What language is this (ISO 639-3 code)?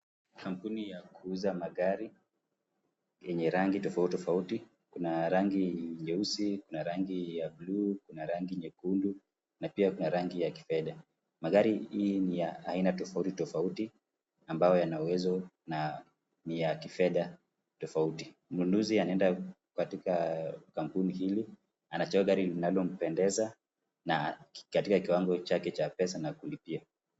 swa